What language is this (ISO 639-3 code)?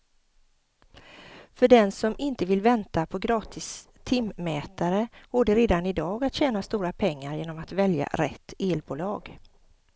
swe